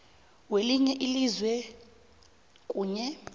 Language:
South Ndebele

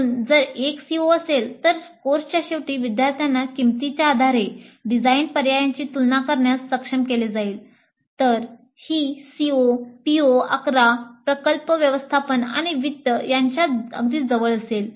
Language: Marathi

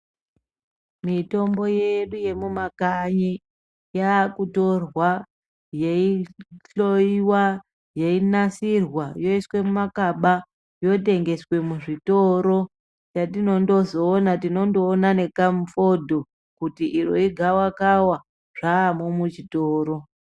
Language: Ndau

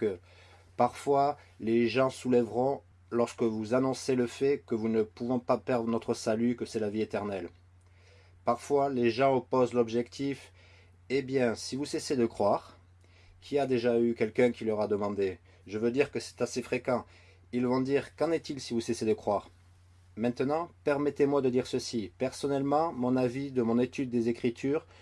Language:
French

